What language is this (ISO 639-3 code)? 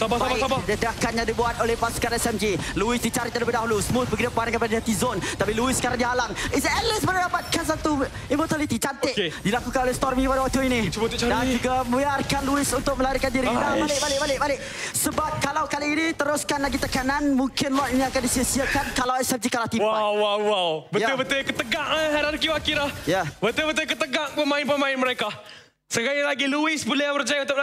msa